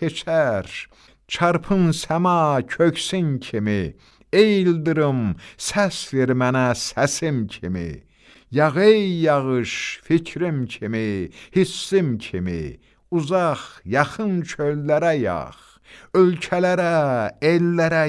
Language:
Turkish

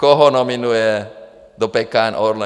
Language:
Czech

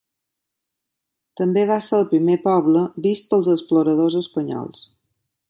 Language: Catalan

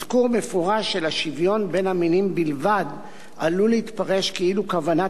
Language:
Hebrew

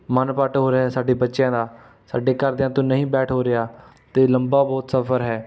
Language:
Punjabi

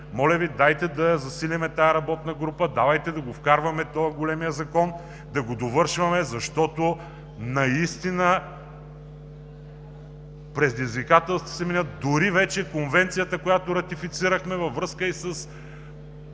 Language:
Bulgarian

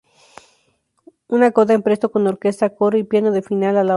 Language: Spanish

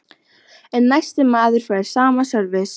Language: Icelandic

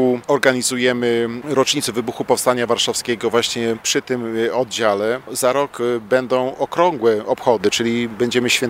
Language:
Polish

